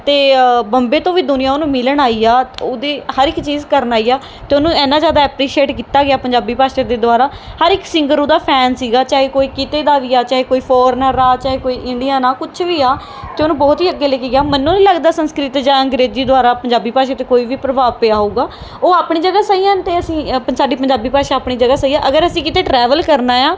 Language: Punjabi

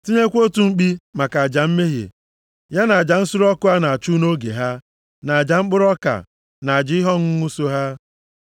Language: Igbo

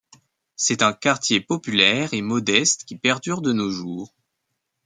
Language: French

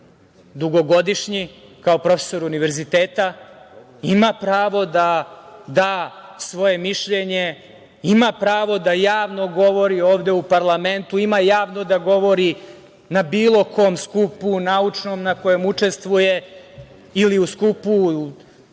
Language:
Serbian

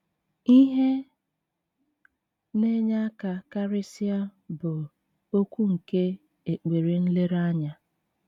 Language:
Igbo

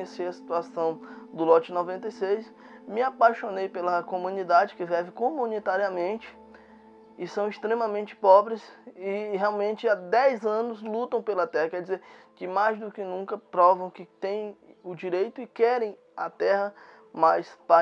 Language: Portuguese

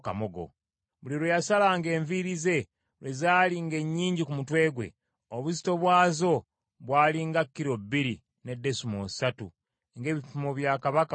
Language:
Ganda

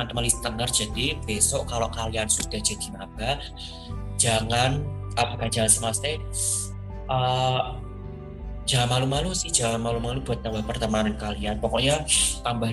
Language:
Indonesian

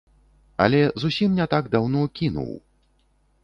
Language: Belarusian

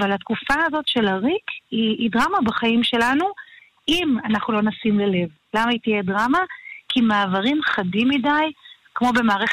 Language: Hebrew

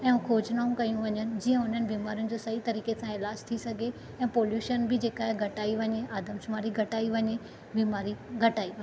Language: Sindhi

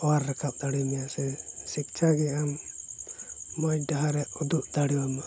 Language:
Santali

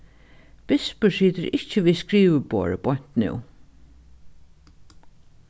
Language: Faroese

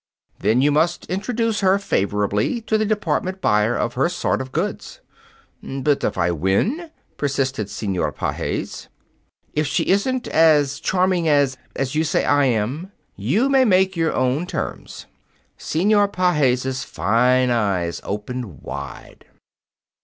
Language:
English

